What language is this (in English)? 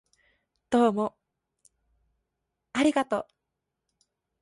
Japanese